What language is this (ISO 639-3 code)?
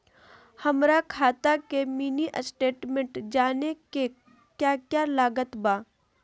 mag